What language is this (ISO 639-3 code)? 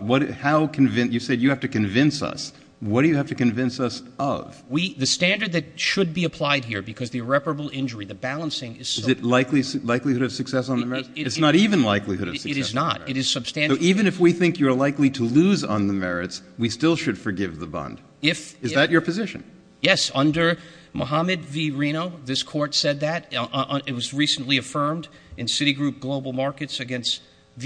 eng